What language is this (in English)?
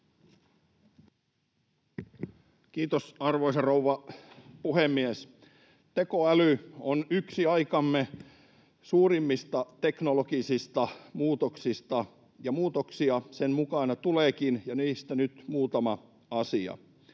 Finnish